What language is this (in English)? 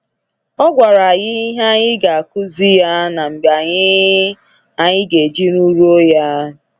Igbo